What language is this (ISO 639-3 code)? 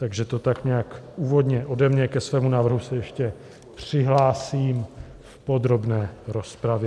ces